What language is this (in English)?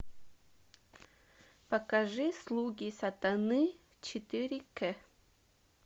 Russian